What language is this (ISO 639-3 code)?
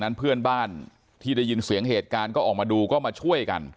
tha